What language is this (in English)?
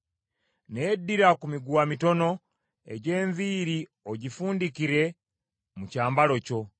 Ganda